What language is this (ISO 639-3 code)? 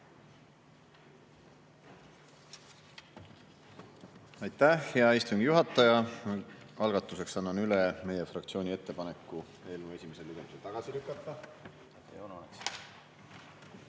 est